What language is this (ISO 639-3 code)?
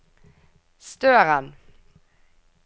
nor